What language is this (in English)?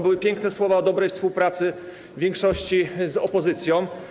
Polish